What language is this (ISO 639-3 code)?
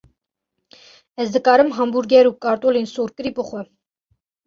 kur